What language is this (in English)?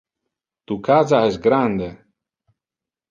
Interlingua